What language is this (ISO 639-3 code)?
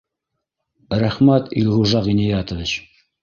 bak